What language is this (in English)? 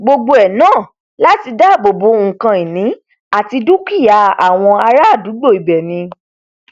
Yoruba